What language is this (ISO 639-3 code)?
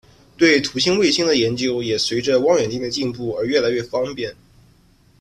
zho